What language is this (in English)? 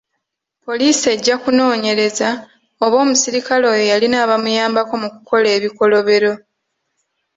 Ganda